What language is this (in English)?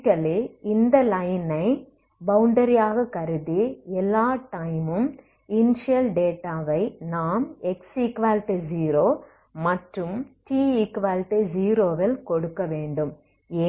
Tamil